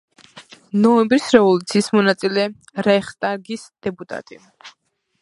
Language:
Georgian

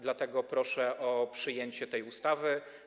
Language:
Polish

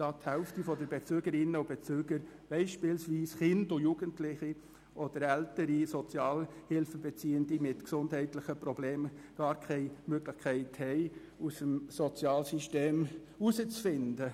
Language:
Swiss German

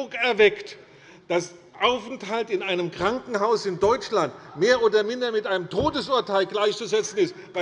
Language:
German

